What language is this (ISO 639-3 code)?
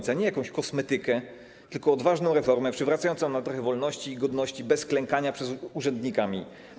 pol